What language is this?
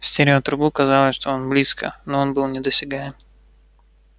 Russian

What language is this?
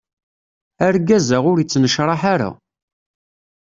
Kabyle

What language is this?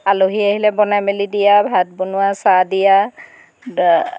Assamese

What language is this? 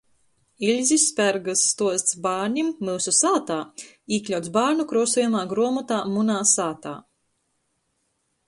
Latgalian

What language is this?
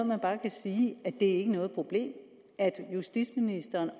Danish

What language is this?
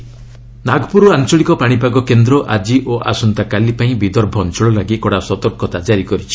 Odia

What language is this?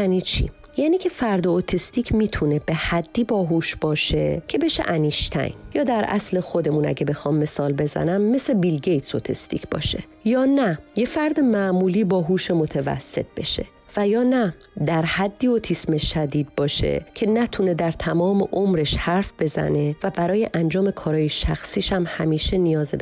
Persian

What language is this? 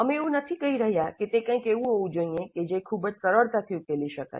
Gujarati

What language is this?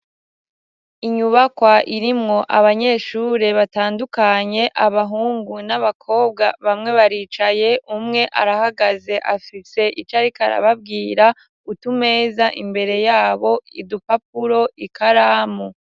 Rundi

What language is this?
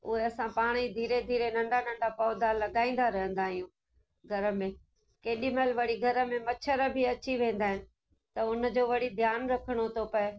Sindhi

